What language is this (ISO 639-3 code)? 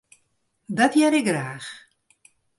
fry